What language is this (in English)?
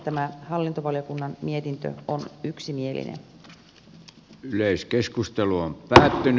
Finnish